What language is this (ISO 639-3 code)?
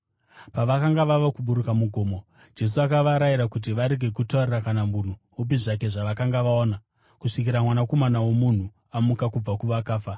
sna